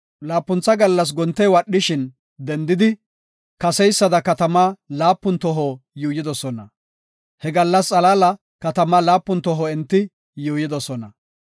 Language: Gofa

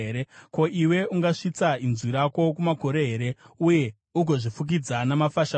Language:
Shona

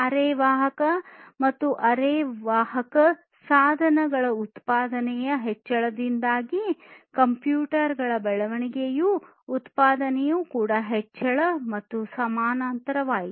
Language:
Kannada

